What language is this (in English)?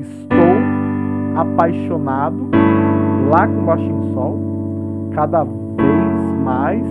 Portuguese